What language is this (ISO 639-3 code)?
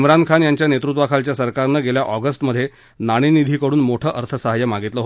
mar